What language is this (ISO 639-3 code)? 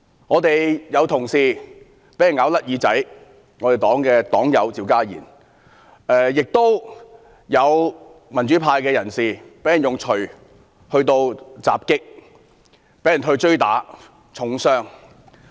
yue